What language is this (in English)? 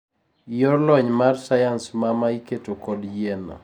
Luo (Kenya and Tanzania)